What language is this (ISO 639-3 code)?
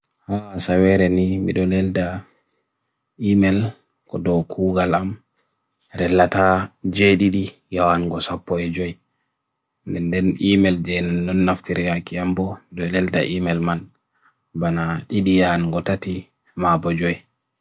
fui